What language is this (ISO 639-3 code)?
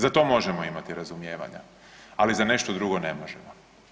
hrv